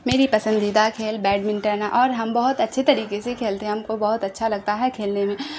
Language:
Urdu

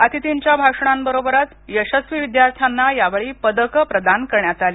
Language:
Marathi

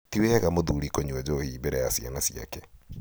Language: Kikuyu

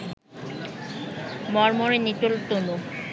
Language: Bangla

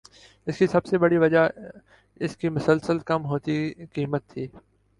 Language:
Urdu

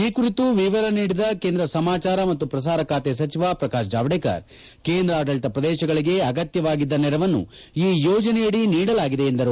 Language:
Kannada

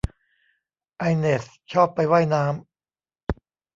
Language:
Thai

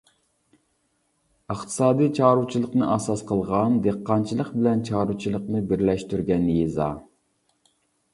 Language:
Uyghur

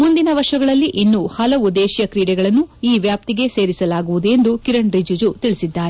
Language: Kannada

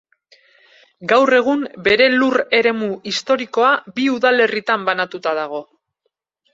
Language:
Basque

